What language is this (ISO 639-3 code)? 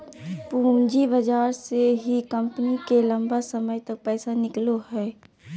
mag